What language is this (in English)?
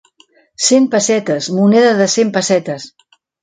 Catalan